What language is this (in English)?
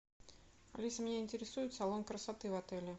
Russian